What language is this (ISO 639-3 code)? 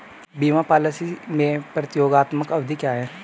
hin